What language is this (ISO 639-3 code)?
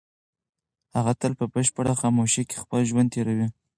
pus